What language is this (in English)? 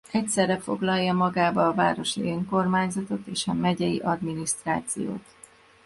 Hungarian